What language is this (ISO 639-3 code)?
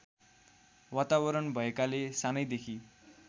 nep